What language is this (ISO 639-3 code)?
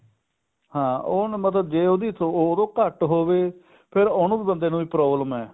pan